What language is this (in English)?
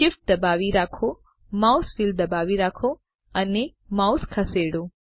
Gujarati